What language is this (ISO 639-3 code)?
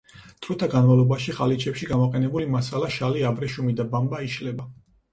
kat